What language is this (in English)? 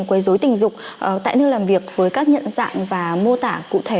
Vietnamese